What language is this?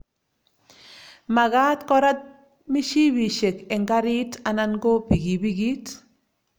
Kalenjin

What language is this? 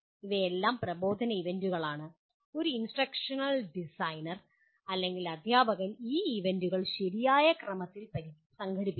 Malayalam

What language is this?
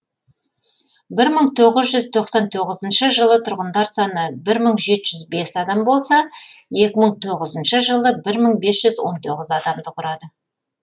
Kazakh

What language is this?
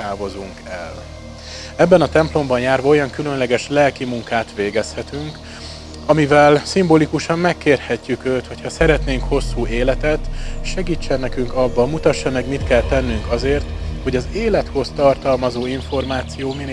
Hungarian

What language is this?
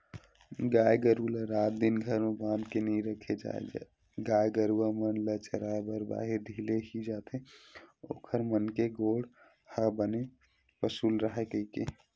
Chhattisgarhi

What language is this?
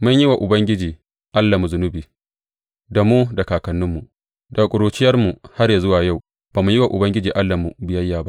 Hausa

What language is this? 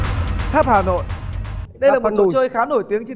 Vietnamese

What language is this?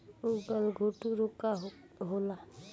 Bhojpuri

